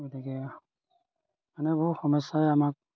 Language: Assamese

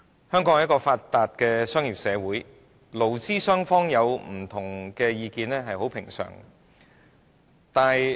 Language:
Cantonese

